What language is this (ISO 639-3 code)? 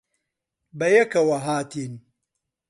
ckb